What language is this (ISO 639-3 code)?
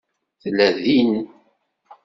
kab